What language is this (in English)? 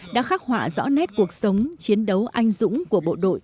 Vietnamese